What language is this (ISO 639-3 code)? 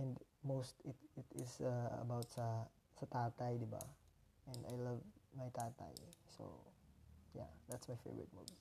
fil